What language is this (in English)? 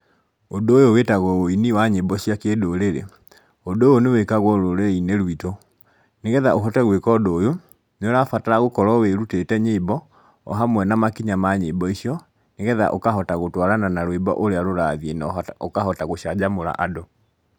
Kikuyu